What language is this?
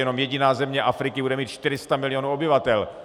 Czech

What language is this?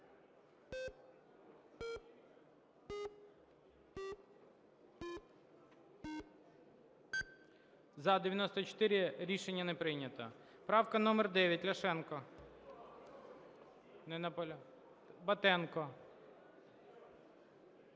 Ukrainian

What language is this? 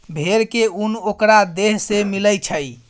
Maithili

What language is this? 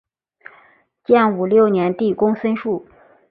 Chinese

